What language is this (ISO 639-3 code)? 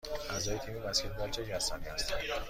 fas